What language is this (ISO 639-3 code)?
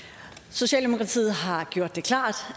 dan